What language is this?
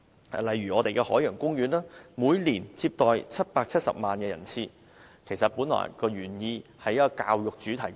Cantonese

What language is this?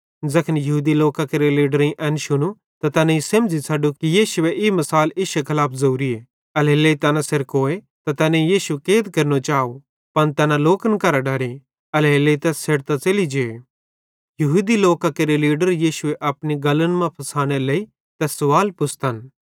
Bhadrawahi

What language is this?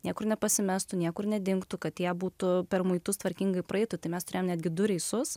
Lithuanian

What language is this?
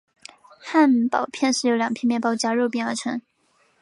Chinese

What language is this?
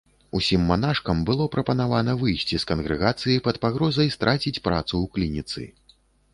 Belarusian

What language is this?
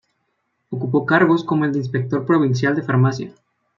Spanish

